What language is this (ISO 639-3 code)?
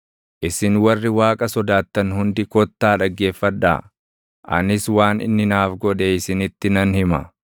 orm